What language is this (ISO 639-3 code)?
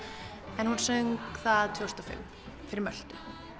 isl